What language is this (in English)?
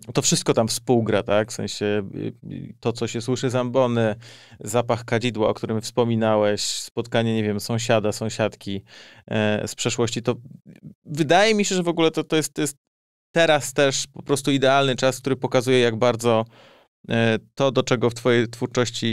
Polish